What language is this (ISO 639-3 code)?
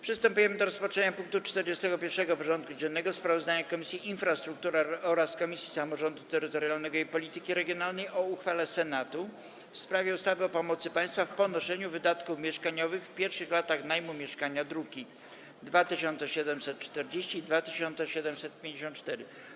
pol